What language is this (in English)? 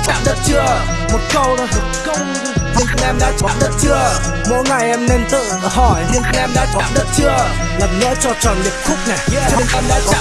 Vietnamese